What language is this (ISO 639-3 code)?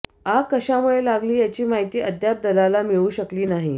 mar